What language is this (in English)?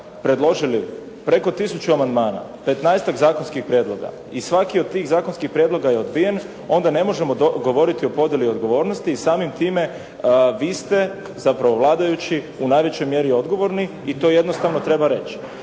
Croatian